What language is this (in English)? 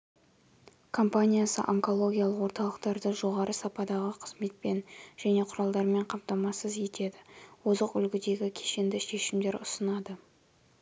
Kazakh